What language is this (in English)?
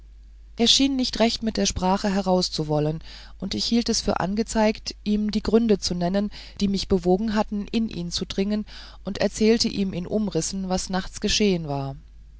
German